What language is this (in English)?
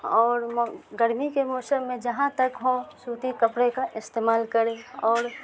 Urdu